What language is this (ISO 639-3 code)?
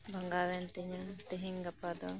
sat